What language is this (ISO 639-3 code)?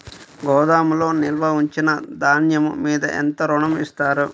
tel